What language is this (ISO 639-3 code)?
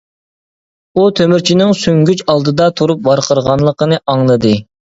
uig